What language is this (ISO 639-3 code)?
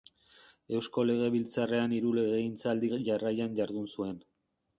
eus